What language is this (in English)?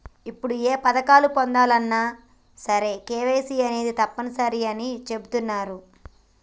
Telugu